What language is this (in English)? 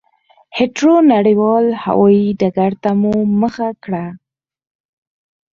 Pashto